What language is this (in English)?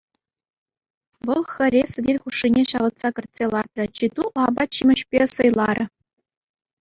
Chuvash